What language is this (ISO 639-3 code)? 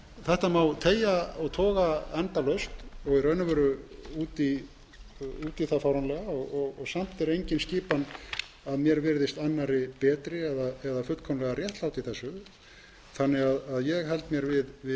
isl